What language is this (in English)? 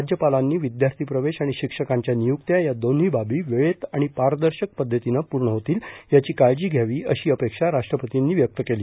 Marathi